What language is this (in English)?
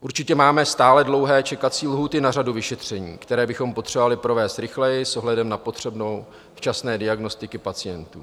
Czech